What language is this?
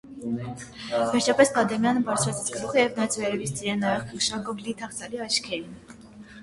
Armenian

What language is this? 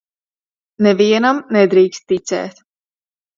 Latvian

